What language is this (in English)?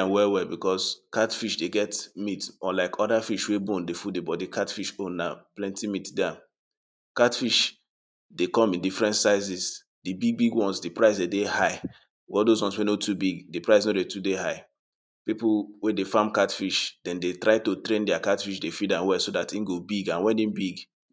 Nigerian Pidgin